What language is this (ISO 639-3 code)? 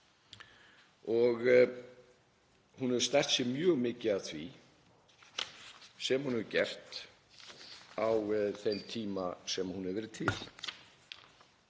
isl